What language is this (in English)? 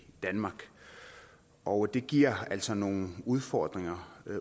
Danish